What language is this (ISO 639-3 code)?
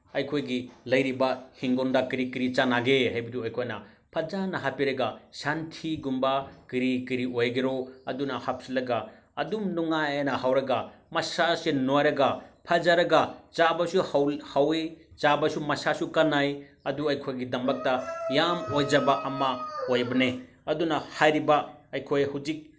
mni